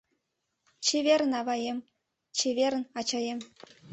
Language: Mari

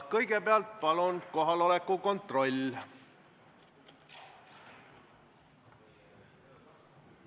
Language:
Estonian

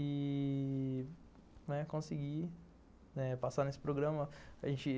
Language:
Portuguese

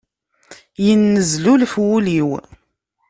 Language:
Kabyle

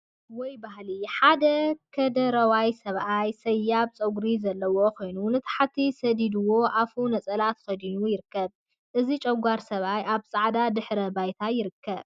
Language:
Tigrinya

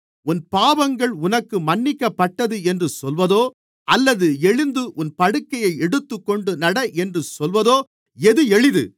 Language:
Tamil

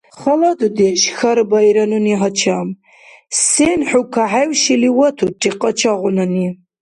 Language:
Dargwa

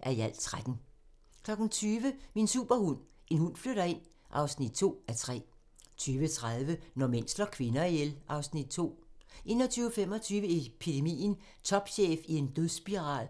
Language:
Danish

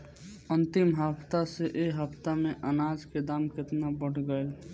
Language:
Bhojpuri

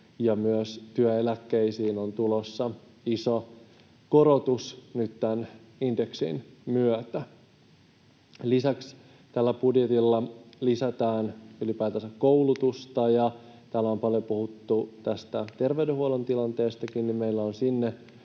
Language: Finnish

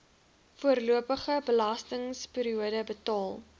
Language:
Afrikaans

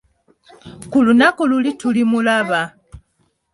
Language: Ganda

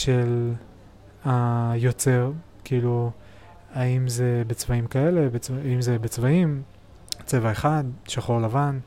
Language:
Hebrew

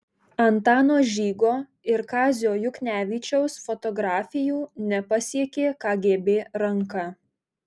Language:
Lithuanian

